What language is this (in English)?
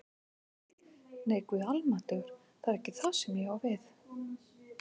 Icelandic